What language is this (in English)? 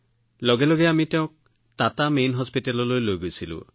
Assamese